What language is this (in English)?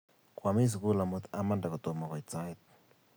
Kalenjin